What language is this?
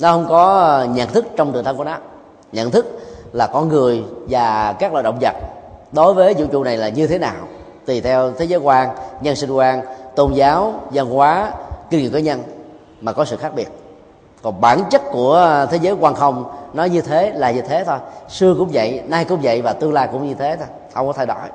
Vietnamese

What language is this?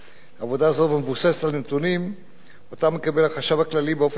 Hebrew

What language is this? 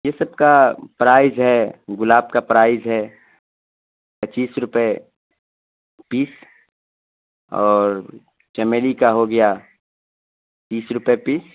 Urdu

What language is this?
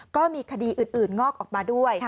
Thai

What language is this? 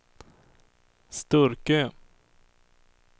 Swedish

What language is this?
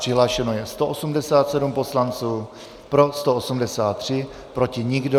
Czech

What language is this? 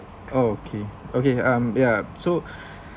English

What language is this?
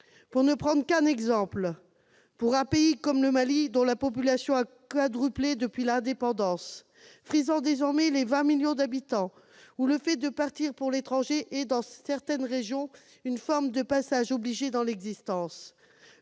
French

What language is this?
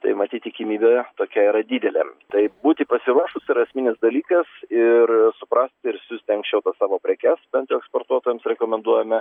Lithuanian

